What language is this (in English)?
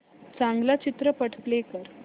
Marathi